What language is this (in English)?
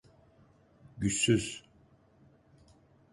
Turkish